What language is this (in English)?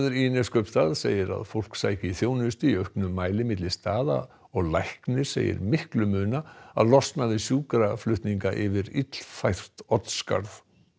Icelandic